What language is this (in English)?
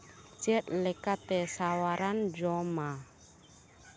Santali